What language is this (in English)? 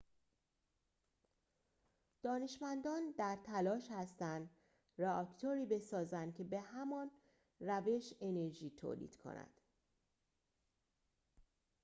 Persian